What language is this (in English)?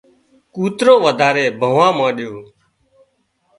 Wadiyara Koli